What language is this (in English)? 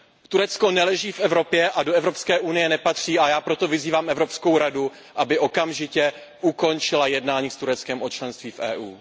Czech